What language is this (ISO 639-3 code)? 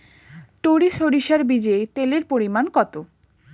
ben